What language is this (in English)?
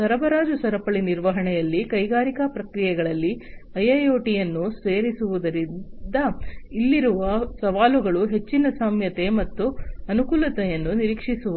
Kannada